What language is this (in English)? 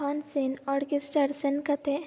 Santali